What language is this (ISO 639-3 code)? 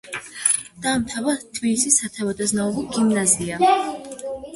kat